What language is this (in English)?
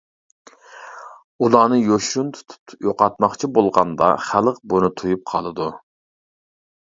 Uyghur